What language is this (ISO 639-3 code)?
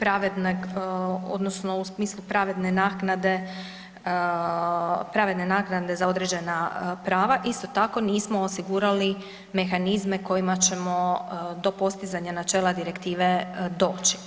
hrv